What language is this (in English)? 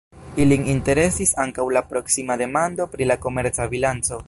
Esperanto